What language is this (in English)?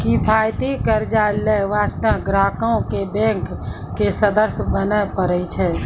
Maithili